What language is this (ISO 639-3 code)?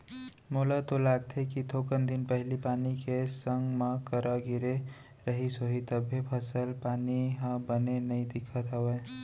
hne